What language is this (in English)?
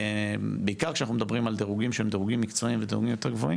Hebrew